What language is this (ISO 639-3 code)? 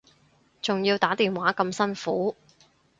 yue